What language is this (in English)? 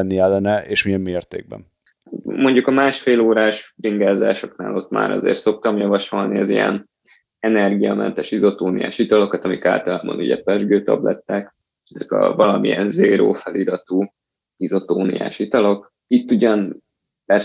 Hungarian